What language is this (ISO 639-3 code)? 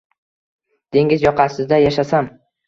uzb